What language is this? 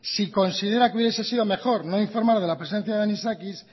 Spanish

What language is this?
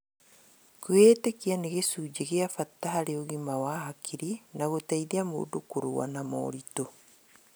Kikuyu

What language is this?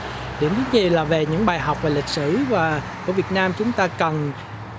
Vietnamese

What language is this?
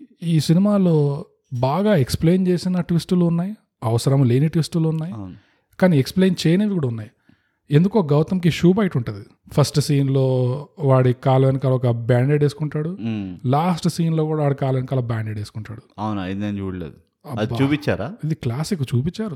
Telugu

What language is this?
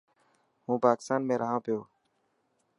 Dhatki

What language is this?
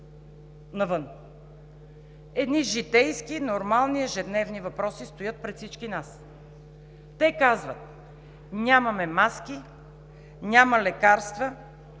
Bulgarian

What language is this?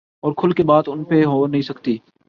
Urdu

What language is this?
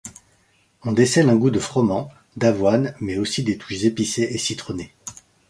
French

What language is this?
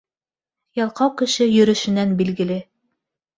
Bashkir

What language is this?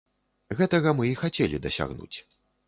Belarusian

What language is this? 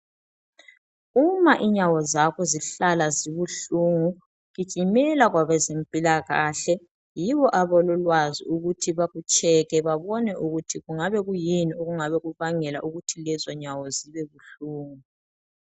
North Ndebele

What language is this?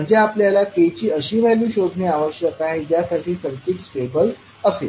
Marathi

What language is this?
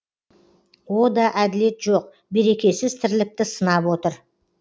Kazakh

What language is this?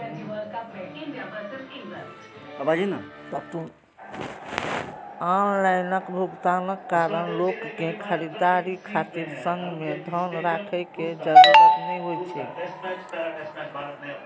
Maithili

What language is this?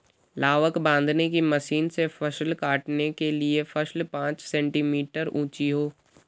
Hindi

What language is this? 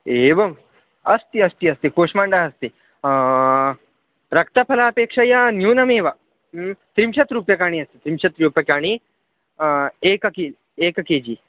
Sanskrit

